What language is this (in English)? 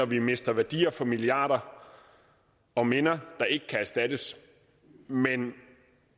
Danish